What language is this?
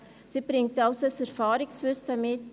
Swiss German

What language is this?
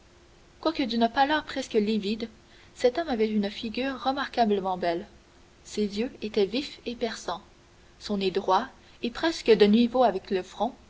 French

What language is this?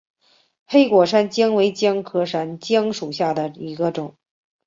Chinese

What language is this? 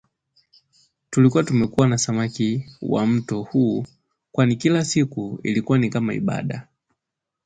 Swahili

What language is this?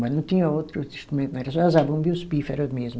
Portuguese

